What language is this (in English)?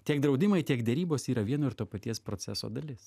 Lithuanian